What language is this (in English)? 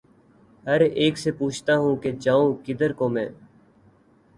Urdu